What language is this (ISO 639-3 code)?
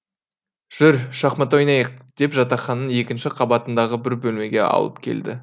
kaz